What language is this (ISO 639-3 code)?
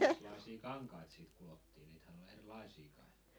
fin